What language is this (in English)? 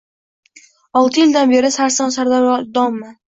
Uzbek